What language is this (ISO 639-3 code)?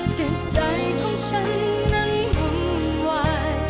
tha